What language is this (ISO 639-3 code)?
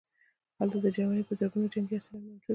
pus